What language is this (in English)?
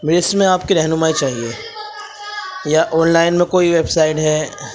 Urdu